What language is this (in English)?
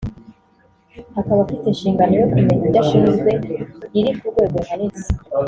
Kinyarwanda